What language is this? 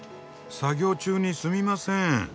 Japanese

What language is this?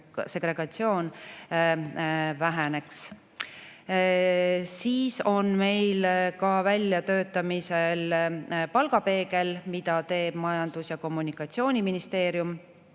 Estonian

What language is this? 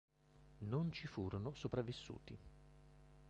Italian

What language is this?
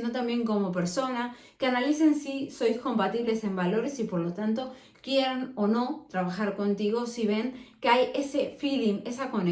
Spanish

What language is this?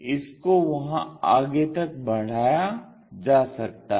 Hindi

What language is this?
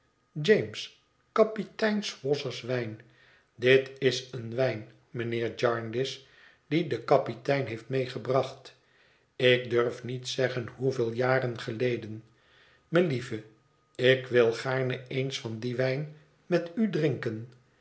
Dutch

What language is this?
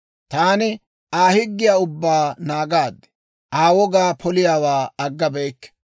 Dawro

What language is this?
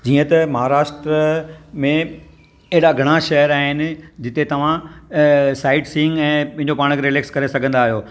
Sindhi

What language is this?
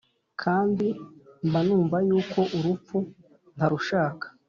Kinyarwanda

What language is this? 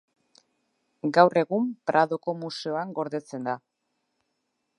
Basque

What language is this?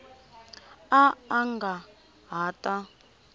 Tsonga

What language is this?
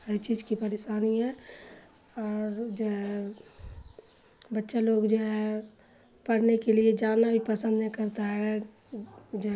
Urdu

